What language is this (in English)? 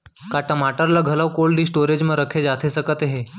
Chhattisgarhi